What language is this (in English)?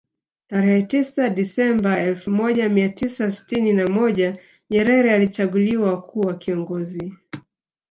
Swahili